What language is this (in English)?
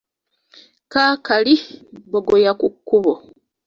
Ganda